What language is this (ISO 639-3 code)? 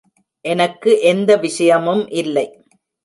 tam